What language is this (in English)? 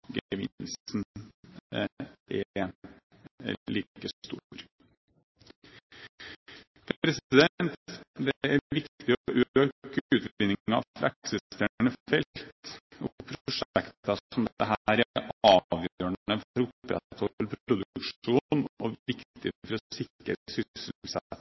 Norwegian Bokmål